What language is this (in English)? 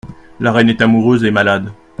French